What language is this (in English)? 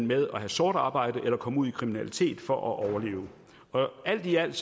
Danish